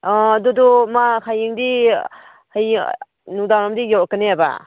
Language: Manipuri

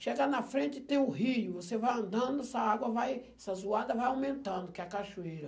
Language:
Portuguese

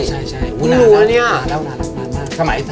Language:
Thai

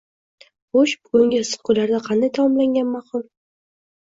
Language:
Uzbek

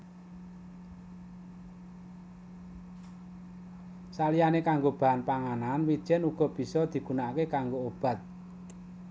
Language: Javanese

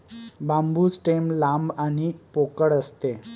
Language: Marathi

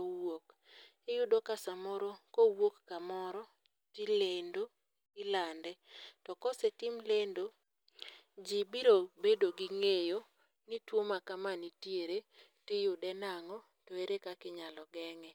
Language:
Luo (Kenya and Tanzania)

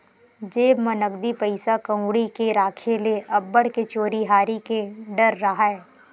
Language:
Chhattisgarhi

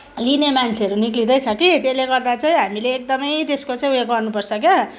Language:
Nepali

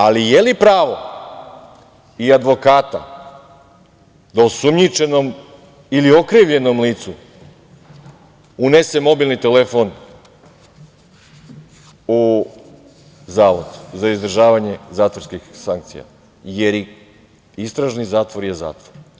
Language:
Serbian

